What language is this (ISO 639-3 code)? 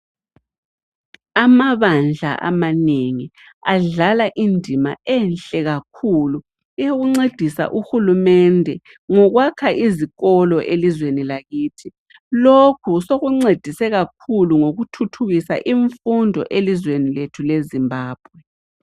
nde